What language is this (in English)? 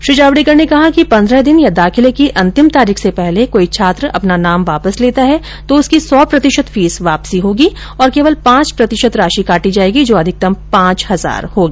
Hindi